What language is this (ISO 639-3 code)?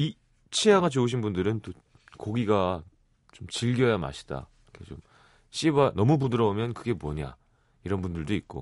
kor